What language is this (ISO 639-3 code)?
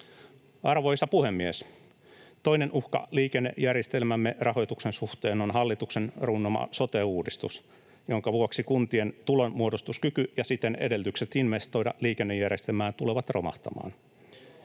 fin